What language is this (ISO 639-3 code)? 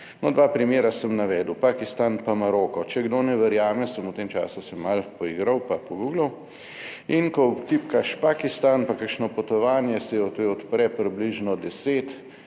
slv